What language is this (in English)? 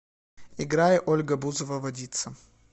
Russian